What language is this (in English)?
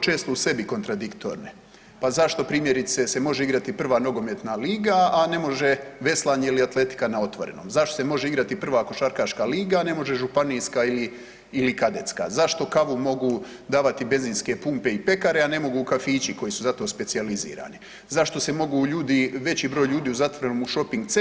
Croatian